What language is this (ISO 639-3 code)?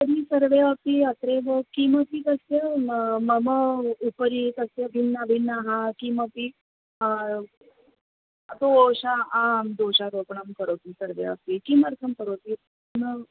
san